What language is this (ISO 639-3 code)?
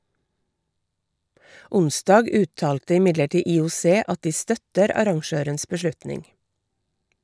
nor